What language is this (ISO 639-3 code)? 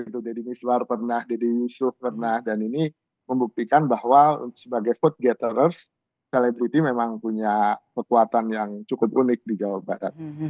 ind